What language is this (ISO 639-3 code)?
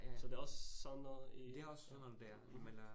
dan